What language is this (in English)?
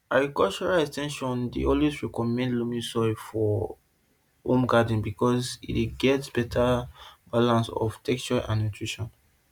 Nigerian Pidgin